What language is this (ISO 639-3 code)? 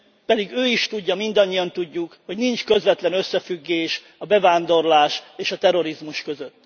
hun